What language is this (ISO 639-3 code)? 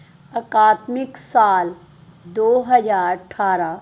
pan